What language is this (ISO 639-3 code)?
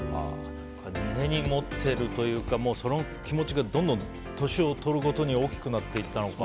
jpn